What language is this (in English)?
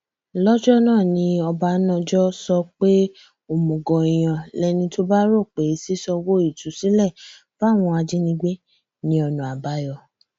Yoruba